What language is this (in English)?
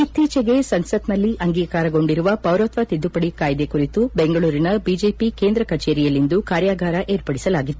Kannada